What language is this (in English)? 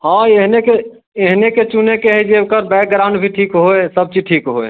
Maithili